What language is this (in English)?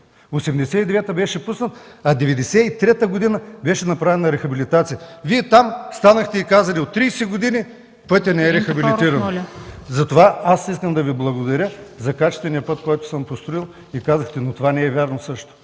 Bulgarian